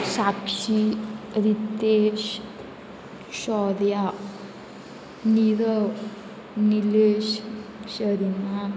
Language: Konkani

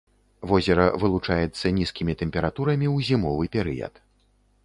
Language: Belarusian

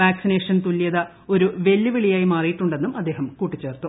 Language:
Malayalam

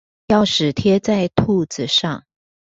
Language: Chinese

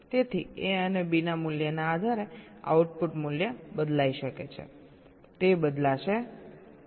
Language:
Gujarati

